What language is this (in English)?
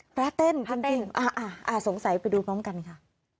Thai